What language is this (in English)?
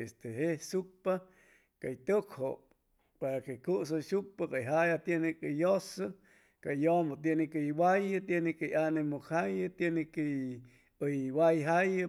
Chimalapa Zoque